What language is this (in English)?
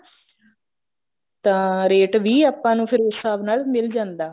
Punjabi